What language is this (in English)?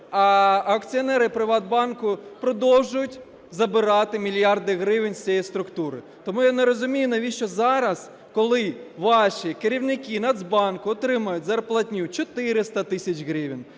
Ukrainian